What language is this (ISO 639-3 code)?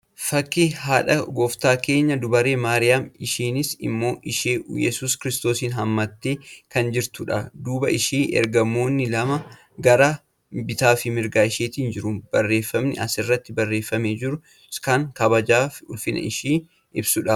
orm